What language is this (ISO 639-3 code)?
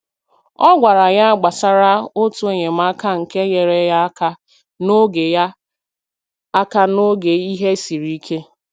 ibo